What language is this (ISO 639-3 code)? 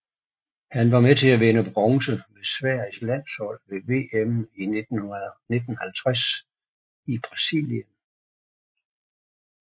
dan